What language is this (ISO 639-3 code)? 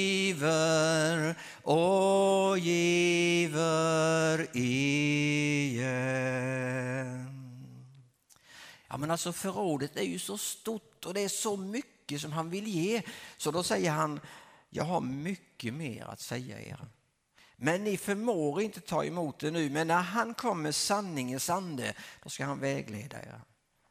swe